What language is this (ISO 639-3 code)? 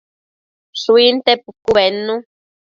mcf